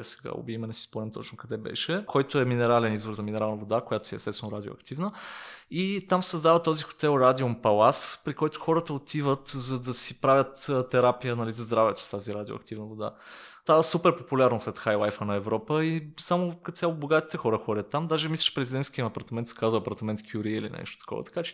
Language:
Bulgarian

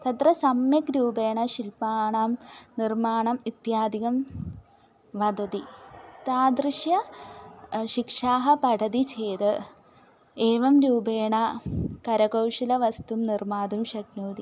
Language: Sanskrit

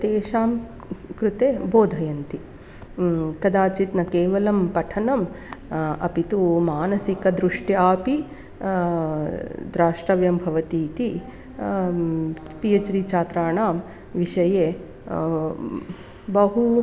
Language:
Sanskrit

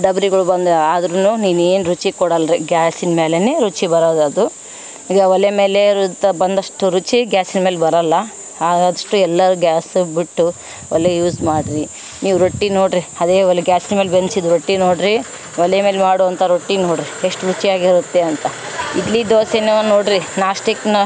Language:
Kannada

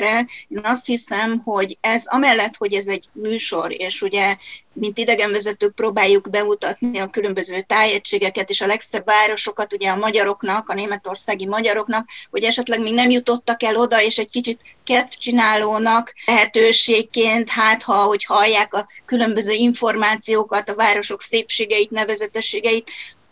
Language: Hungarian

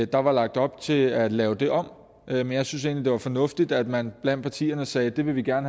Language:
Danish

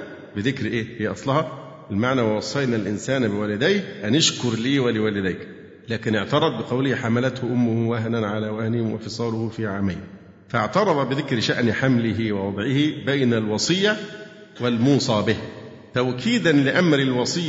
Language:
Arabic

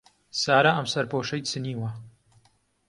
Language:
Central Kurdish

